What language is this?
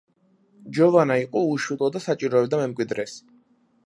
Georgian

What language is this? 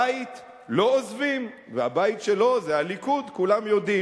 Hebrew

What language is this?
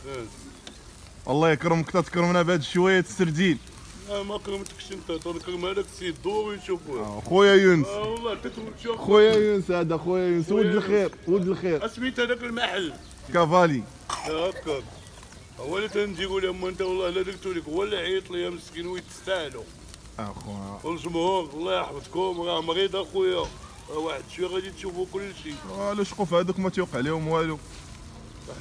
Arabic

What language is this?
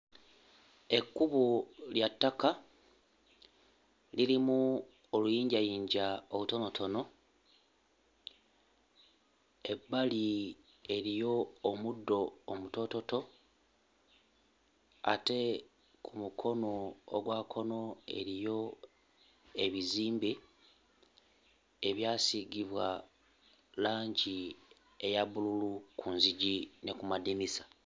Ganda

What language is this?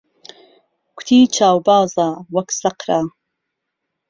Central Kurdish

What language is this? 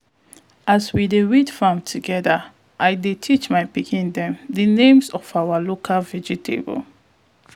Nigerian Pidgin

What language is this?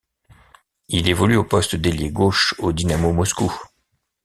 French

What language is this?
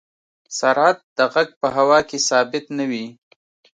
Pashto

